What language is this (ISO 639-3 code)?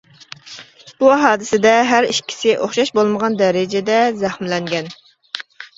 uig